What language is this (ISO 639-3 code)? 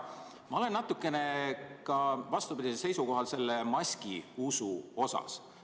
est